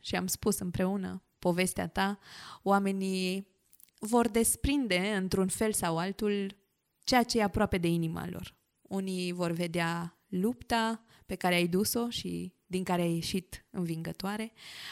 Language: Romanian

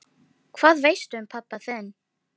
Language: Icelandic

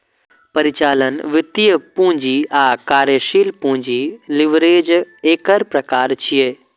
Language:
Maithili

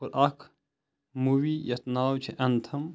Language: Kashmiri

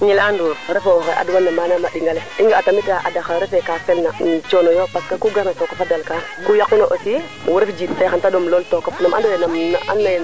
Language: Serer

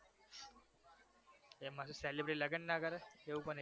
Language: Gujarati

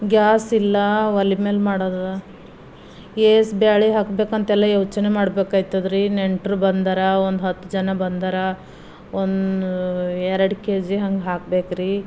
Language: Kannada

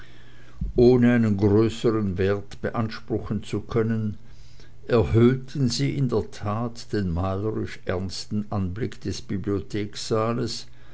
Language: German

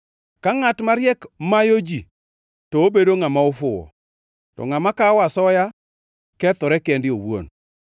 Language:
Luo (Kenya and Tanzania)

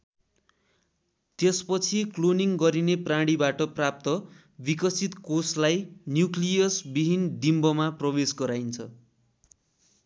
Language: Nepali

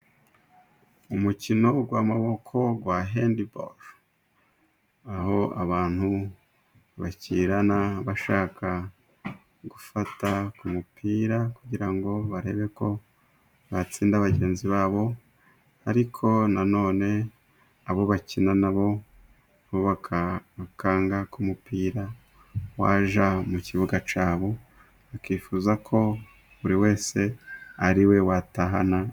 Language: Kinyarwanda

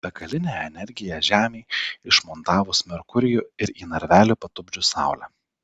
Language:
Lithuanian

